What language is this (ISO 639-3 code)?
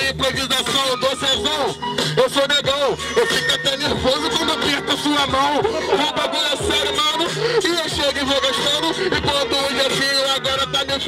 por